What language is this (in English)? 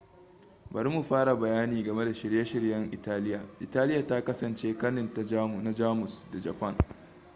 Hausa